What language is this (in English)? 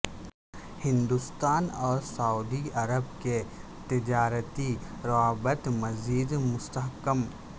Urdu